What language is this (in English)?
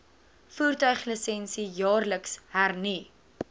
Afrikaans